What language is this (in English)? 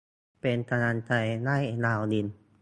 Thai